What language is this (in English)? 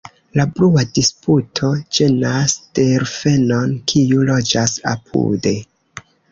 Esperanto